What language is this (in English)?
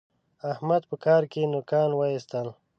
Pashto